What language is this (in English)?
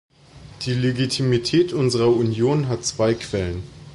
German